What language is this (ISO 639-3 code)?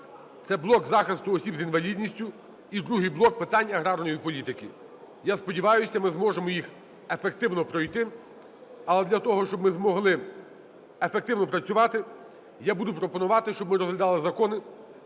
ukr